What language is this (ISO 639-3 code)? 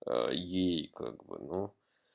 rus